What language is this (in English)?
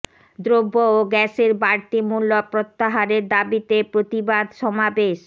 Bangla